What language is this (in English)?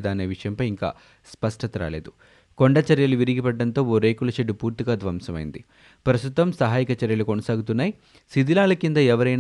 Telugu